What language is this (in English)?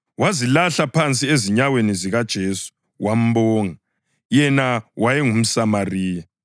North Ndebele